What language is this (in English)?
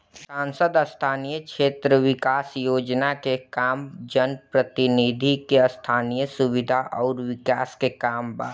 Bhojpuri